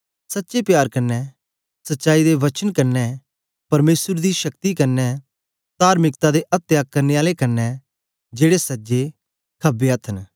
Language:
Dogri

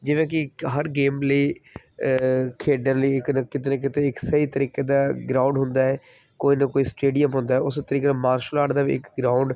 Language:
Punjabi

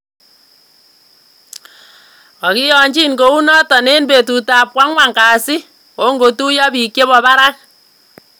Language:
Kalenjin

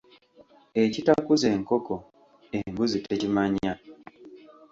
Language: Ganda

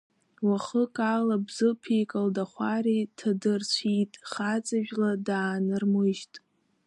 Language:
Abkhazian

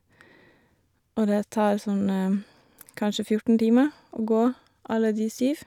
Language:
Norwegian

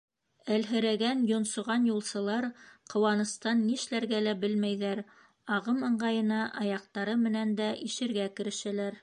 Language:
Bashkir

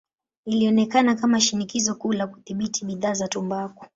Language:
Swahili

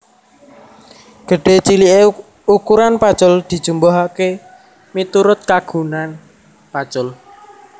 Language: Javanese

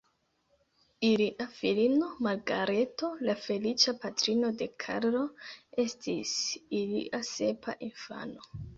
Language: Esperanto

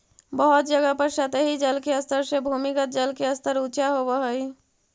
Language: Magahi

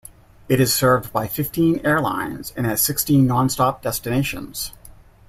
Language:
English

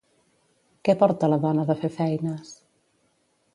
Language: Catalan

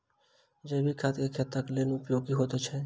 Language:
Maithili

